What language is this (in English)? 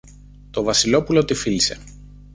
Greek